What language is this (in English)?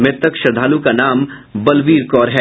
Hindi